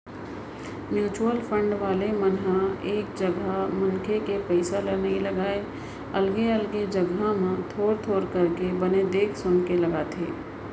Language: Chhattisgarhi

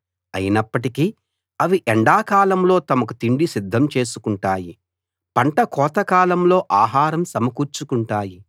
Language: Telugu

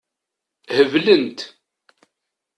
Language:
Kabyle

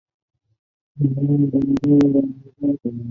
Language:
Chinese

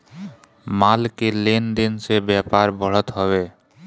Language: Bhojpuri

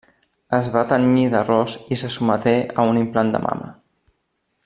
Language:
Catalan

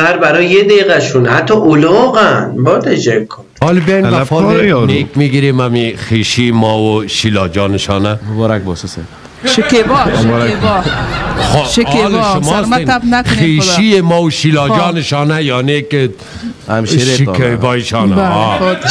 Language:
Persian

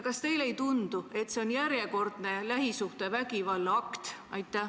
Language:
Estonian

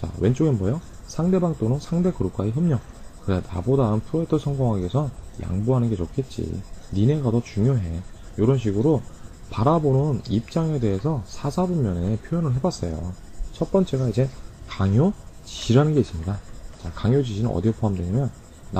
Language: Korean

